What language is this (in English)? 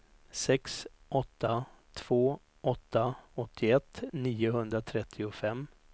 Swedish